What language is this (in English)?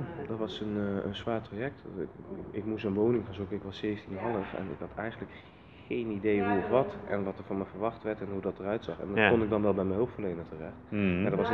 Dutch